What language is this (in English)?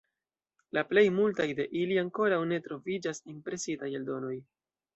Esperanto